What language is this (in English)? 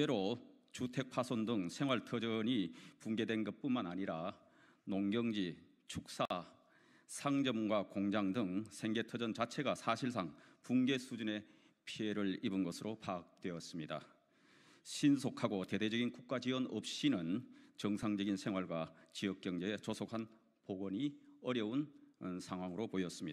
Korean